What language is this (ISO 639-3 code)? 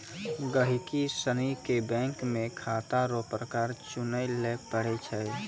mai